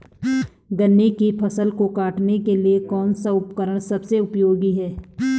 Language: Hindi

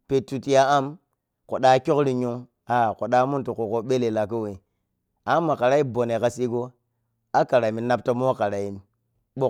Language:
Piya-Kwonci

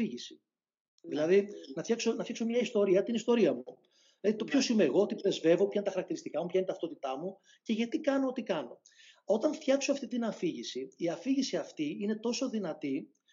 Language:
Greek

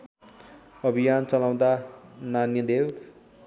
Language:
Nepali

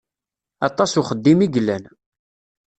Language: Kabyle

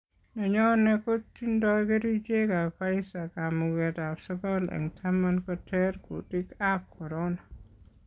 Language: Kalenjin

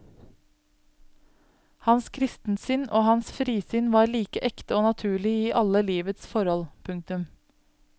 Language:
Norwegian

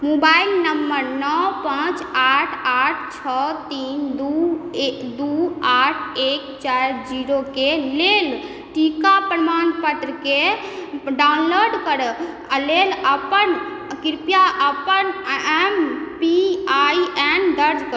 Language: Maithili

